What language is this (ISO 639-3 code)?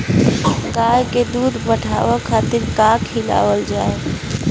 bho